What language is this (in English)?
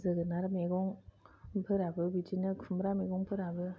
Bodo